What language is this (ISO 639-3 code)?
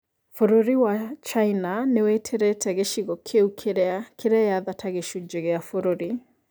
kik